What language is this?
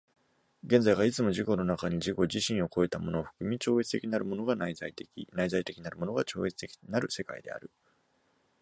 Japanese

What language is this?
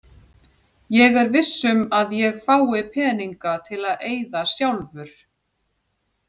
Icelandic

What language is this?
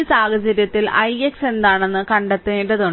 Malayalam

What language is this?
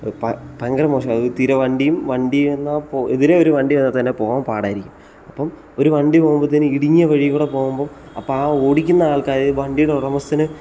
Malayalam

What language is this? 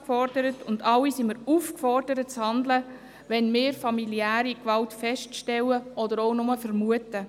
Swiss German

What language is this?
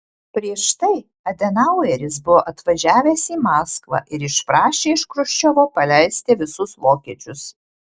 Lithuanian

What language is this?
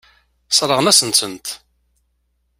Kabyle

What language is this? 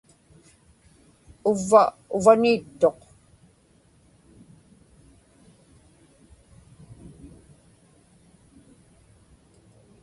Inupiaq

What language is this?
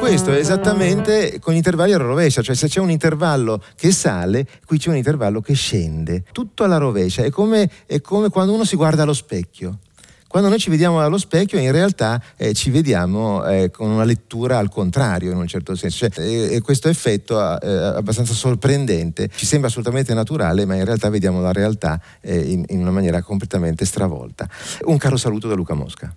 Italian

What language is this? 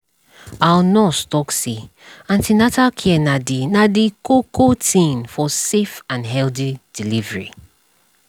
Nigerian Pidgin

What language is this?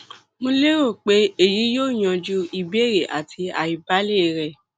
Yoruba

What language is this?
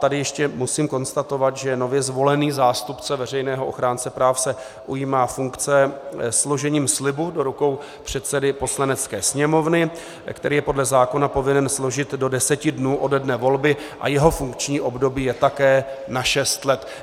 Czech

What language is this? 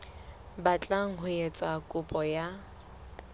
Southern Sotho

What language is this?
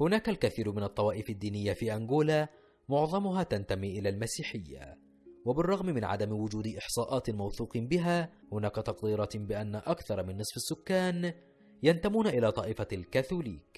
Arabic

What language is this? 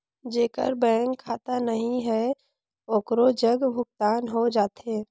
Chhattisgarhi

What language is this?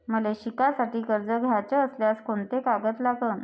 Marathi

